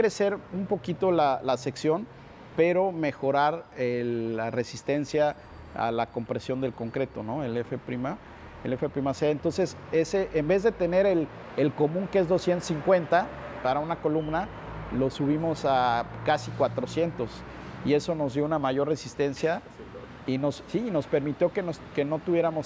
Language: Spanish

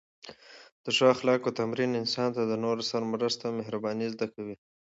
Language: Pashto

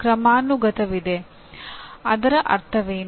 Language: Kannada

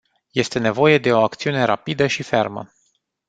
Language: Romanian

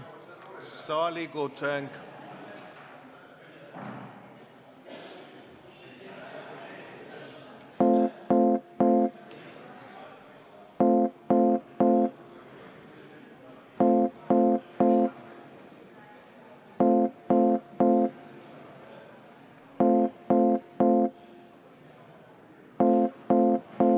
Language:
Estonian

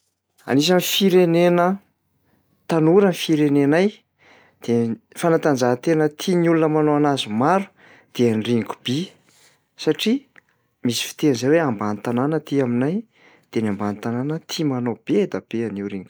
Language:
Malagasy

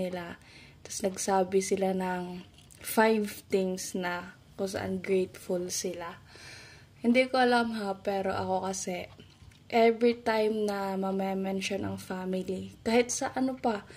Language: Filipino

